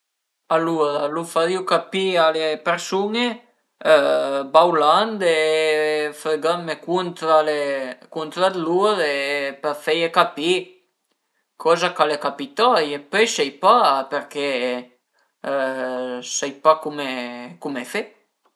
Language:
Piedmontese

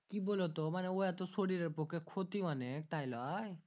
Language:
Bangla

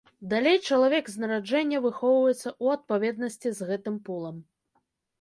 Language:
Belarusian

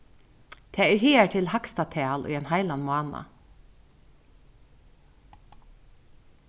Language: Faroese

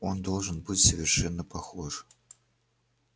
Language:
Russian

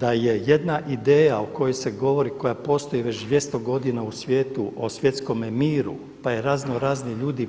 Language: Croatian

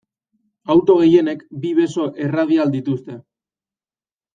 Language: Basque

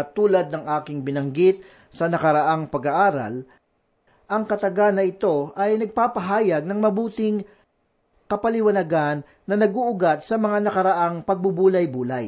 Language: Filipino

